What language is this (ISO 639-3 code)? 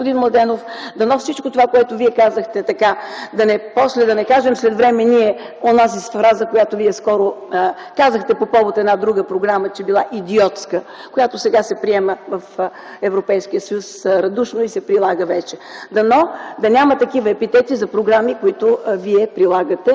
bul